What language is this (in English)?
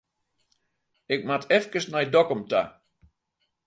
Western Frisian